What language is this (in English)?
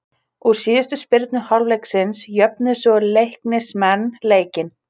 Icelandic